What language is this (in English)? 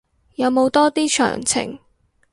Cantonese